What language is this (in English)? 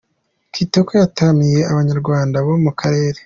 Kinyarwanda